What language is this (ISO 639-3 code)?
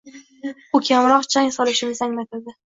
uzb